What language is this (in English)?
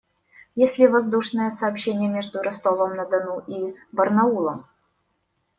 Russian